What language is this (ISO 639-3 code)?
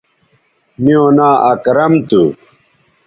btv